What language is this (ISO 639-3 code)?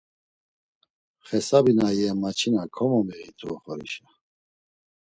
lzz